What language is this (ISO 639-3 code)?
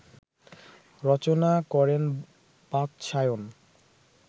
ben